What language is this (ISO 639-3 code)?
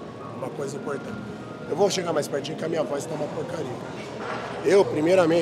por